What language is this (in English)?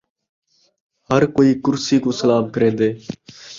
Saraiki